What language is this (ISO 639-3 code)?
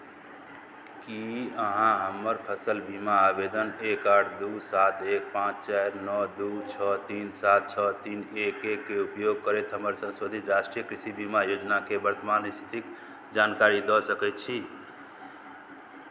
mai